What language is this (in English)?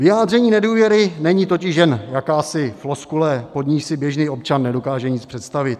Czech